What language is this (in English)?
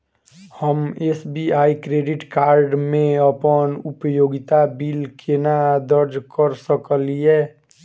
Maithili